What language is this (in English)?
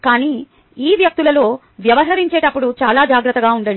Telugu